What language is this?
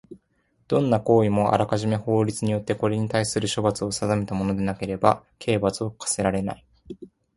Japanese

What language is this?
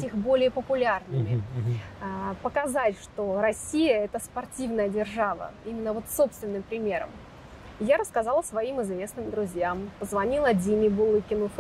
Russian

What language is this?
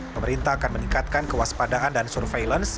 Indonesian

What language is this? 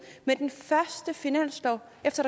Danish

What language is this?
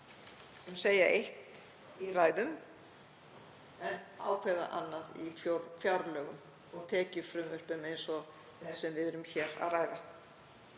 Icelandic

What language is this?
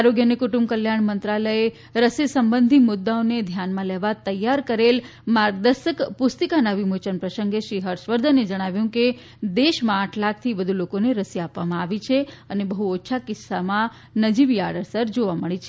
Gujarati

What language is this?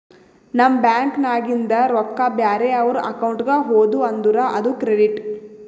Kannada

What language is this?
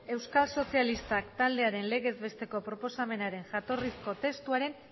Basque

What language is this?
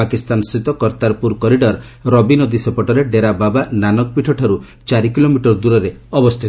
Odia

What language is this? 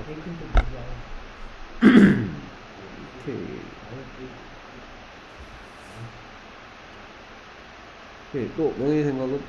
Korean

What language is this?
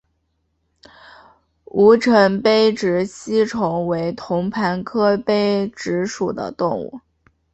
Chinese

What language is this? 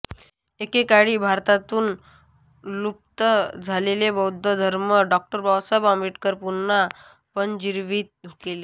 Marathi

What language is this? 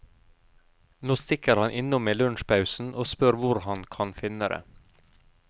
Norwegian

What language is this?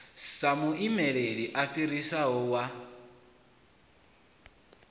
Venda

